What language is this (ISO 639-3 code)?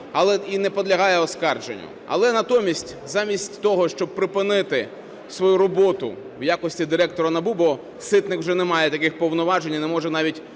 ukr